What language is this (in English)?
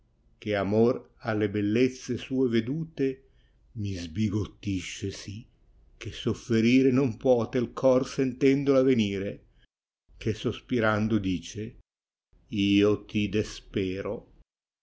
Italian